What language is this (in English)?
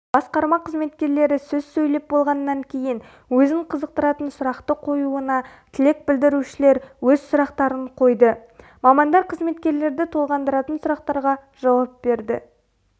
Kazakh